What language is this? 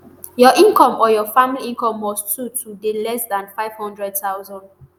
Nigerian Pidgin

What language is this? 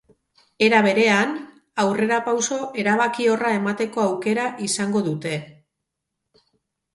Basque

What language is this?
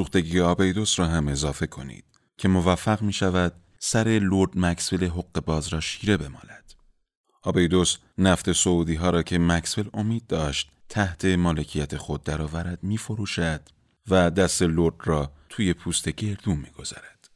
Persian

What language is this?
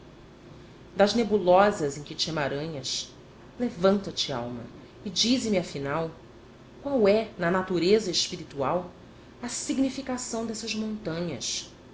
Portuguese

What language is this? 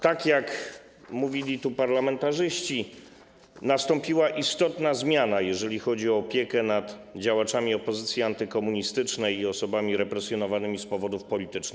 Polish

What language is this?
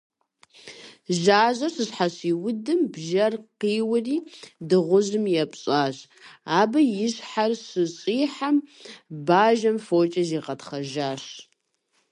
Kabardian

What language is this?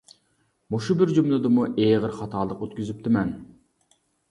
Uyghur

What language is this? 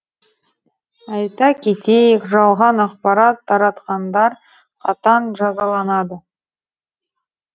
Kazakh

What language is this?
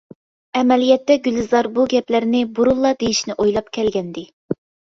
Uyghur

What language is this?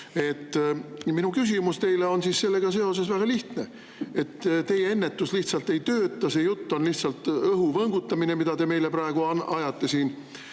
Estonian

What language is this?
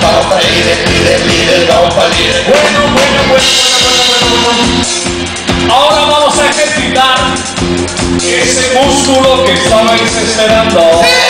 Czech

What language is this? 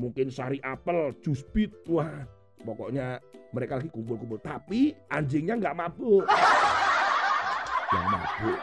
Indonesian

